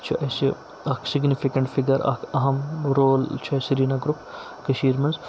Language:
Kashmiri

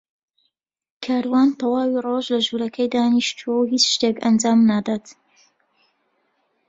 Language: Central Kurdish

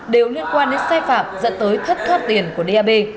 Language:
Vietnamese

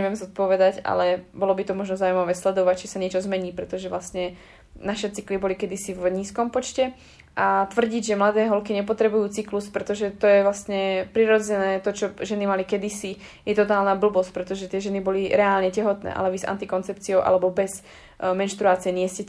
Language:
Slovak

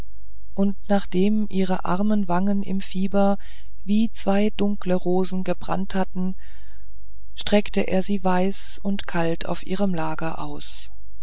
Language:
German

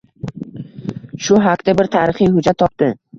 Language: Uzbek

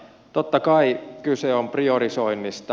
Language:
Finnish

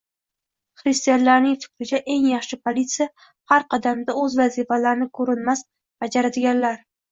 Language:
Uzbek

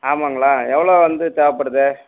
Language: Tamil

